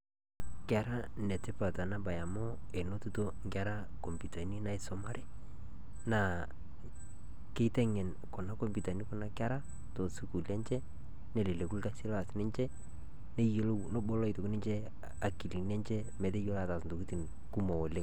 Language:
Masai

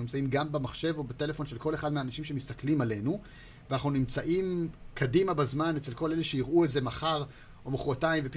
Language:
Hebrew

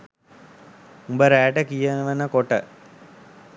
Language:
Sinhala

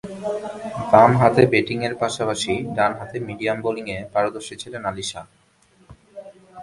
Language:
Bangla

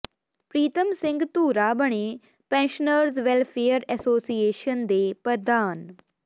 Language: Punjabi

